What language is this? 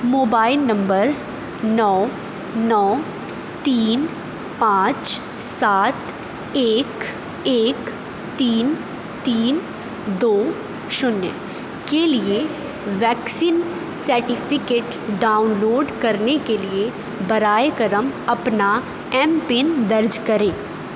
Urdu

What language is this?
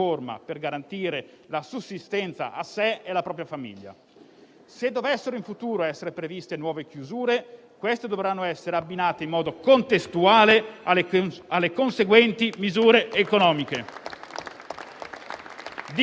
Italian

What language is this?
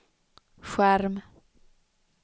Swedish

